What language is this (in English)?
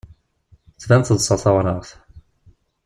Kabyle